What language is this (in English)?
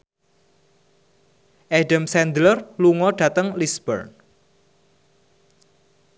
Javanese